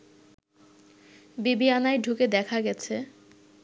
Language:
Bangla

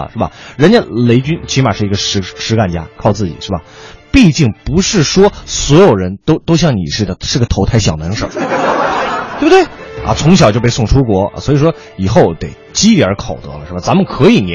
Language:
Chinese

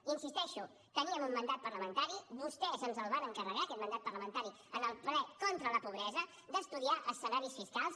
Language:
Catalan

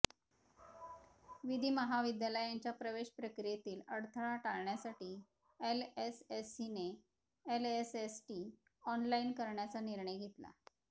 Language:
Marathi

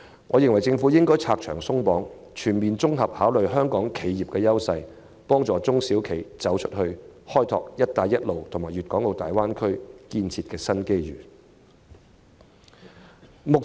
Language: Cantonese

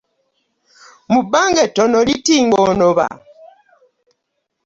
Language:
Ganda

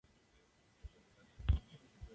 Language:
Spanish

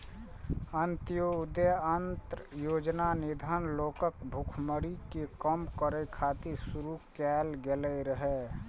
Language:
Maithili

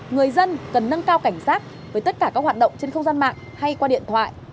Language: Vietnamese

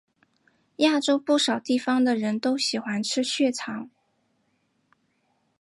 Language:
Chinese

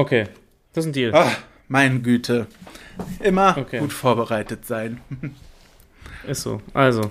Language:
German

